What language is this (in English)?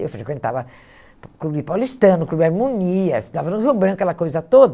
Portuguese